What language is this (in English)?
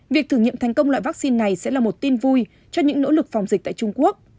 Vietnamese